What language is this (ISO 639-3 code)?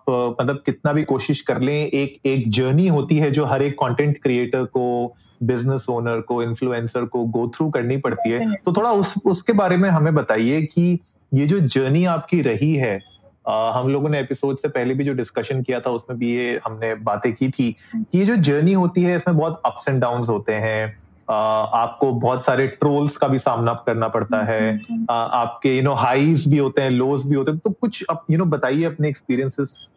hin